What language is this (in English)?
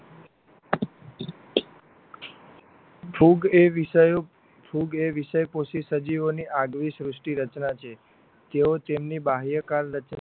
Gujarati